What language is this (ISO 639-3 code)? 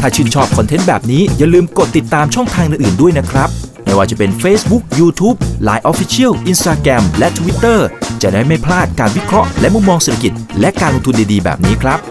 tha